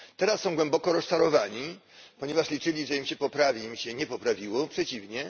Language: Polish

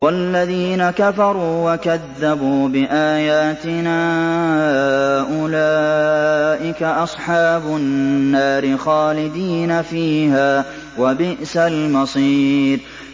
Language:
Arabic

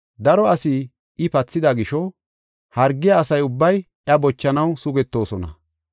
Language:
Gofa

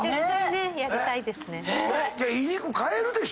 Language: Japanese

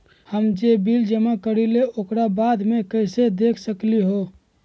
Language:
Magahi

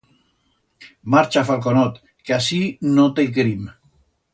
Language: Aragonese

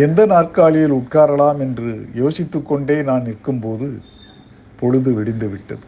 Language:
Tamil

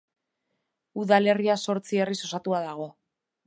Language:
Basque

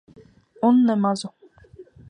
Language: Latvian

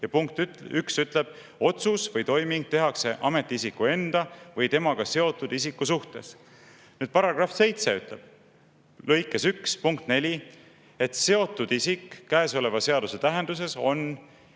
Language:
Estonian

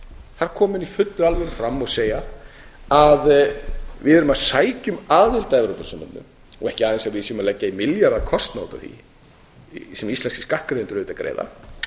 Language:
Icelandic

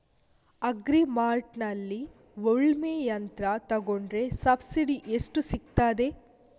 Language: Kannada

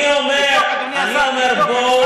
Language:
Hebrew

